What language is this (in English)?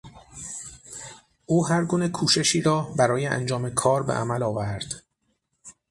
Persian